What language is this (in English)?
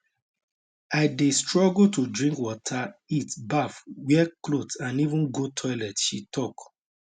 Nigerian Pidgin